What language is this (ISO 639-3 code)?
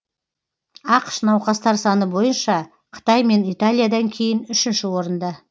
kaz